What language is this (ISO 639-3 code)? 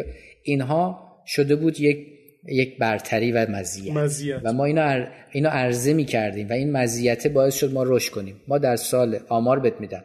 fas